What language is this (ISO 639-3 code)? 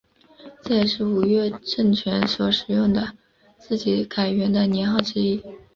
zho